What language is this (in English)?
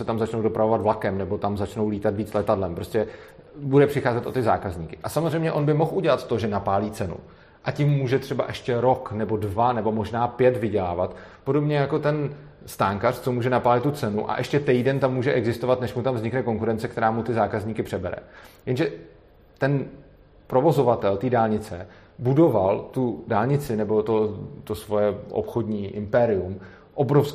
Czech